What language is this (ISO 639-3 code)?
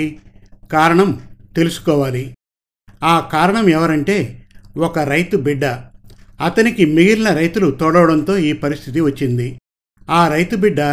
tel